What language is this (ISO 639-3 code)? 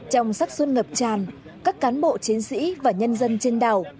vie